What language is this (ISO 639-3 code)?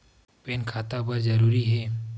hne